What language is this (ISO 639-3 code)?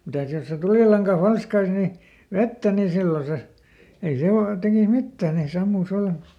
fin